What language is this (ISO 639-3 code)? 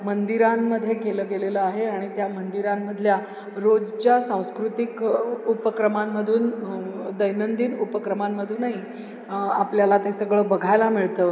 mar